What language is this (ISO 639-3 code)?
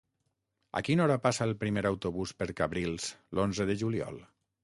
cat